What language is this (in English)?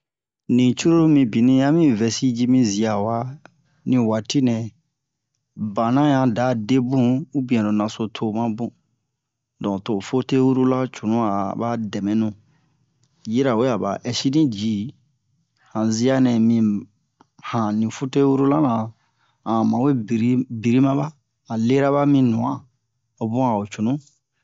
Bomu